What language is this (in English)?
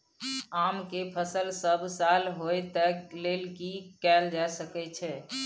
Maithili